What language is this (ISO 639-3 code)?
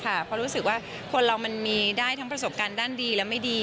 tha